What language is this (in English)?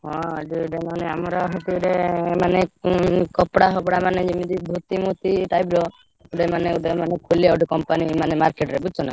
Odia